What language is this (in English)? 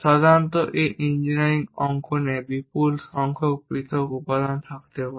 Bangla